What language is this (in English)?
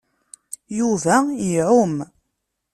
Kabyle